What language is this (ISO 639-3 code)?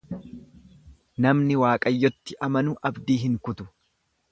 orm